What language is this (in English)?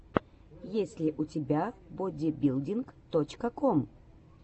Russian